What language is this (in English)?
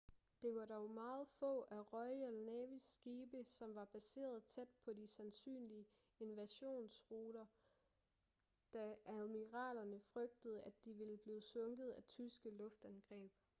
Danish